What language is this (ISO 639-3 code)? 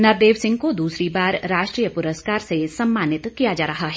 hin